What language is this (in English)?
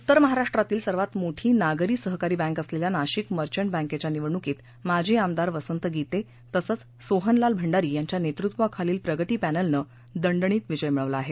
Marathi